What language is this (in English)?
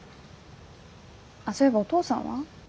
Japanese